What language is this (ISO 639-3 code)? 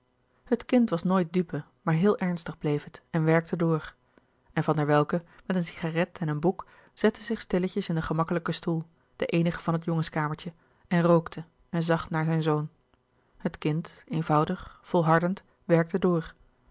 nld